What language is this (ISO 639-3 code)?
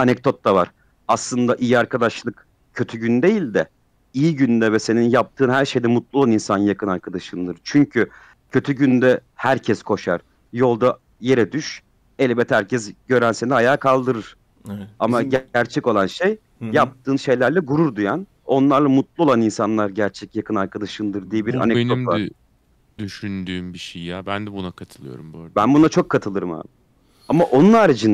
tur